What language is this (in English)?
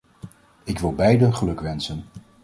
Dutch